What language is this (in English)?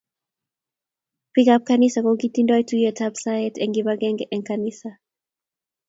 Kalenjin